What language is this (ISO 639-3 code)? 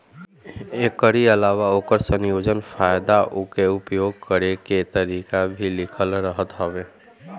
bho